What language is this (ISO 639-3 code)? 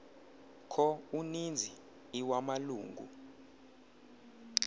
xho